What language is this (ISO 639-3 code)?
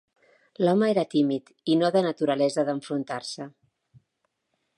cat